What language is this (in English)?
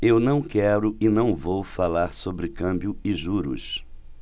Portuguese